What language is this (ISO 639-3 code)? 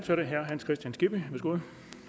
dan